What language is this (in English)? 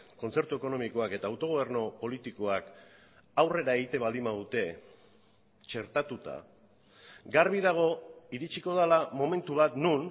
Basque